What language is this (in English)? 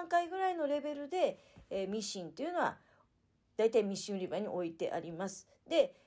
Japanese